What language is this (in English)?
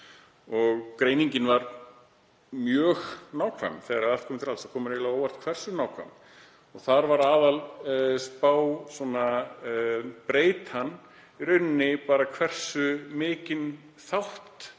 Icelandic